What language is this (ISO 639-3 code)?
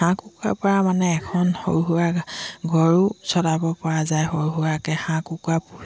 asm